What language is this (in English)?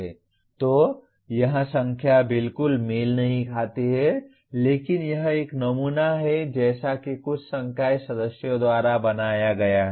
Hindi